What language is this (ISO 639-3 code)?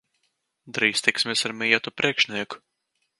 lav